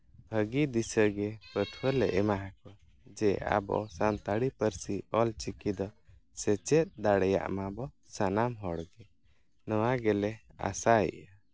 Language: Santali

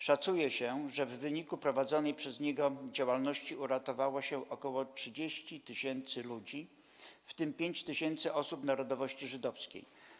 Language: Polish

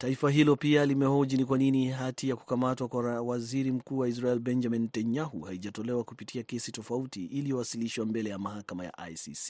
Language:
Swahili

